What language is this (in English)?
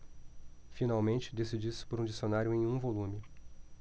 Portuguese